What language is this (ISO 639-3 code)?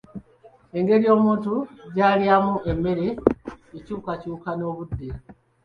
lug